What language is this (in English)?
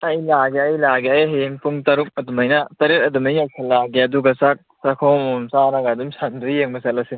Manipuri